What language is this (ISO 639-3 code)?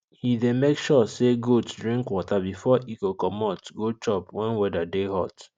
pcm